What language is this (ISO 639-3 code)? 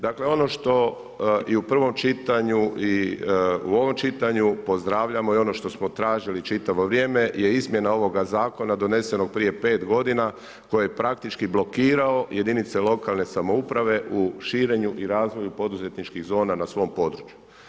hrv